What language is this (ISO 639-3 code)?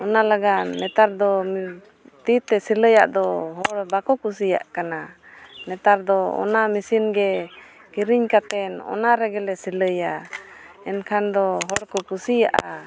sat